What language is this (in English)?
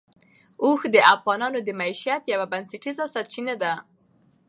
Pashto